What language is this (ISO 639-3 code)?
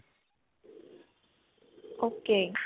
pan